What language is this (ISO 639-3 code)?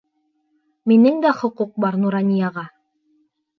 bak